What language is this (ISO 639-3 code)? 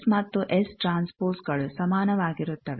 kan